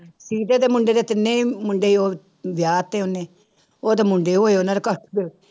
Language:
Punjabi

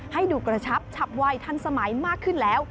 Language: Thai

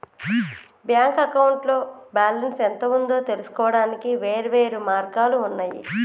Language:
Telugu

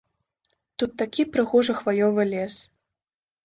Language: Belarusian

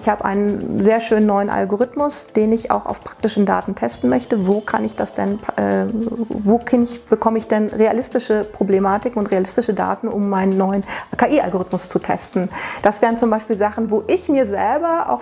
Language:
German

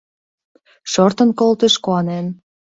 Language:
Mari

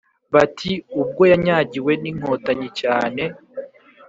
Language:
Kinyarwanda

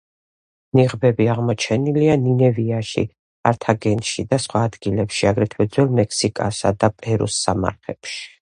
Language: Georgian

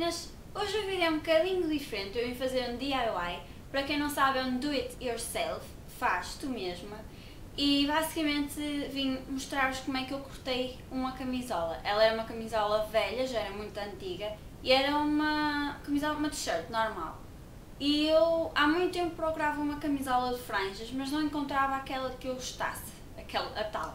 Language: Portuguese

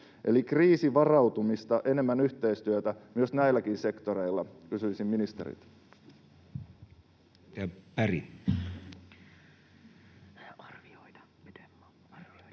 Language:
Finnish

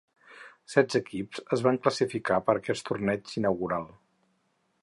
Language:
Catalan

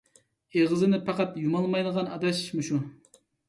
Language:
Uyghur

